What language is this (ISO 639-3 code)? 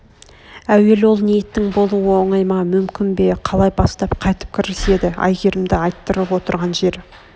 kaz